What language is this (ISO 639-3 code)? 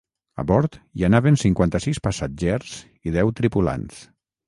cat